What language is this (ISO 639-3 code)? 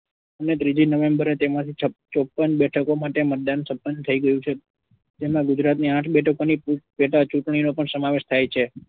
guj